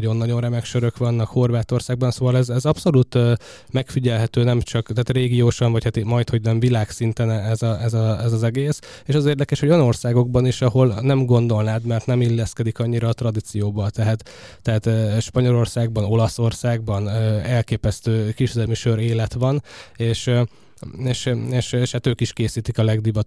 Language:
Hungarian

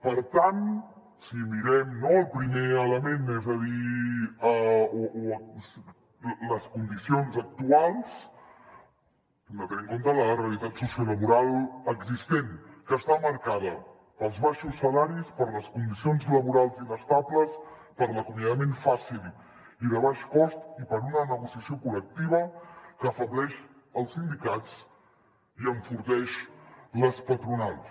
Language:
Catalan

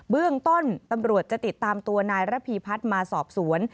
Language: Thai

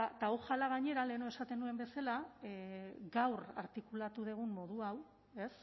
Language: Basque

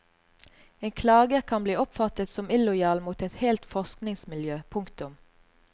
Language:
Norwegian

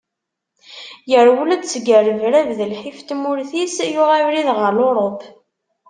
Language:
Kabyle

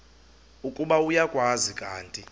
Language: Xhosa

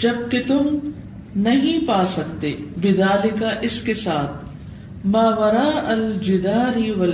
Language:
Urdu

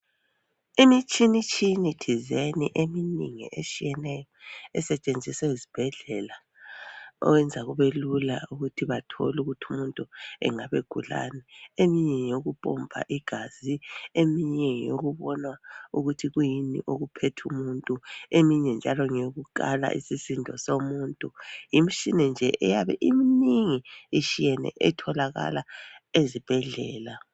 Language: North Ndebele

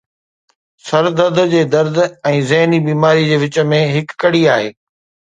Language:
Sindhi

